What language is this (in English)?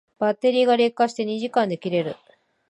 Japanese